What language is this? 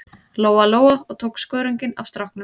Icelandic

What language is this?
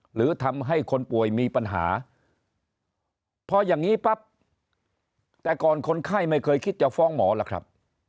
Thai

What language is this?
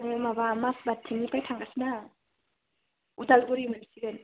Bodo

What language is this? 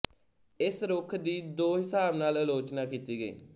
Punjabi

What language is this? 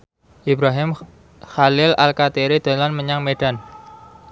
Javanese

